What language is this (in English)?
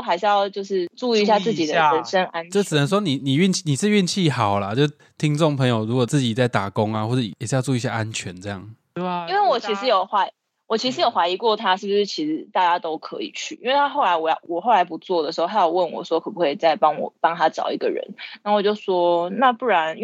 Chinese